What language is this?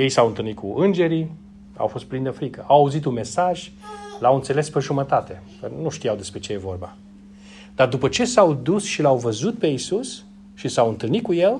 Romanian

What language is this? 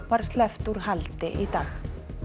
Icelandic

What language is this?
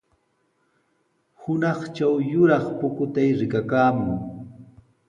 Sihuas Ancash Quechua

